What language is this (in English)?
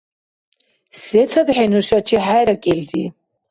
Dargwa